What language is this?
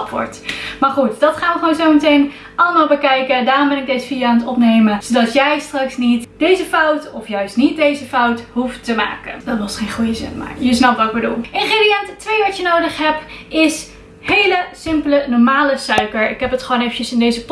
Dutch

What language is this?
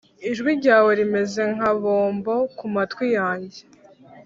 Kinyarwanda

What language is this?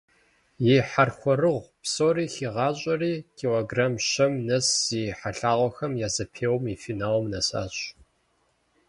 Kabardian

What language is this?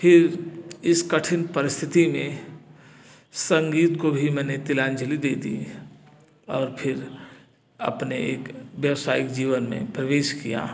Hindi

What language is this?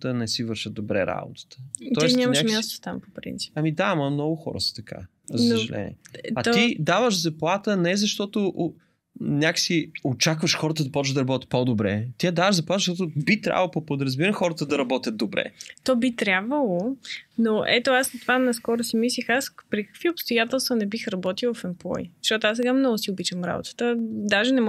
Bulgarian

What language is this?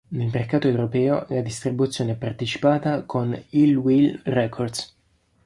Italian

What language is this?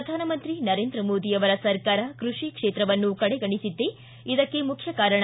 Kannada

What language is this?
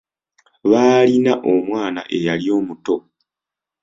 Ganda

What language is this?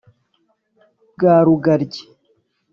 Kinyarwanda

